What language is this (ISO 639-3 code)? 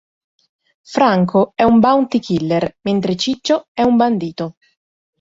ita